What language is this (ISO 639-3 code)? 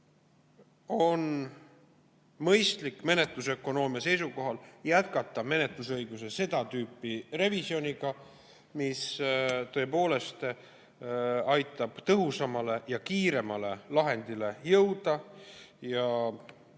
est